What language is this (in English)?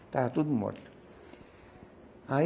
Portuguese